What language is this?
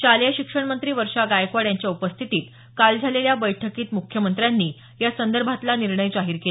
Marathi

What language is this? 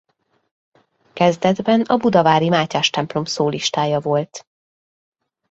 Hungarian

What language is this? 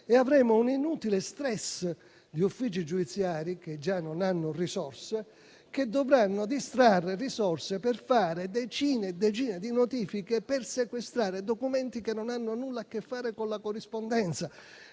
Italian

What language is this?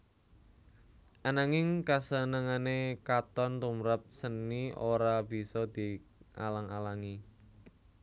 Javanese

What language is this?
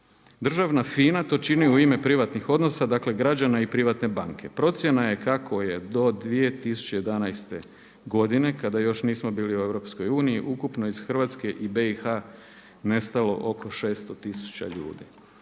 Croatian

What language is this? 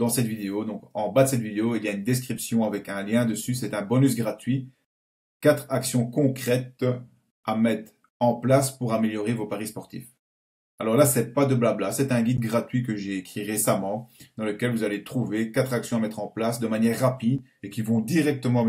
French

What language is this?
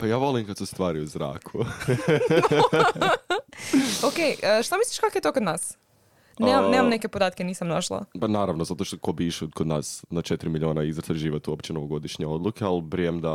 Croatian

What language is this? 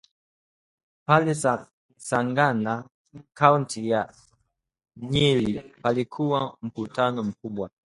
Swahili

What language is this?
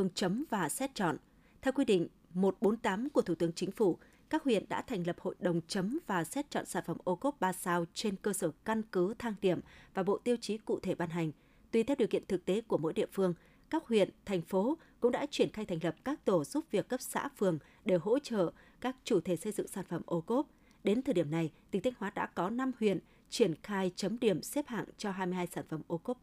Vietnamese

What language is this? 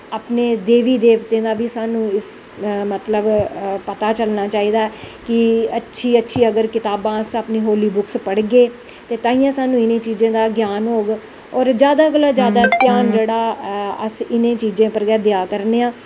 Dogri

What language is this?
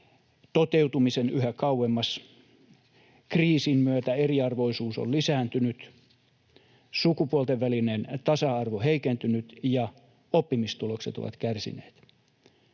Finnish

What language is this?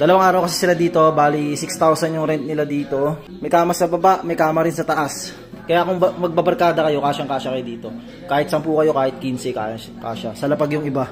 Filipino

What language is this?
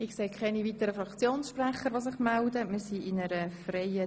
Swiss German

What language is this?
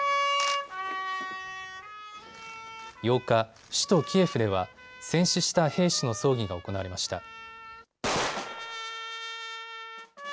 Japanese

